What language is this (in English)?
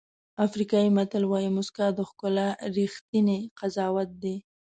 Pashto